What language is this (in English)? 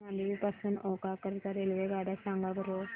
Marathi